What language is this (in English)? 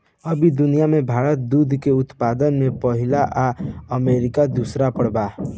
Bhojpuri